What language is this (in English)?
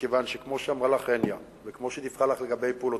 Hebrew